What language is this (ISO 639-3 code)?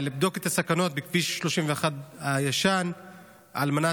heb